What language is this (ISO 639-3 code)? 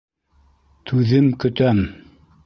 bak